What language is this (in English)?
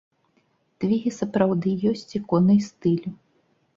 Belarusian